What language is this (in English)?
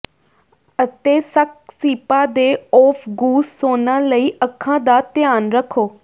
Punjabi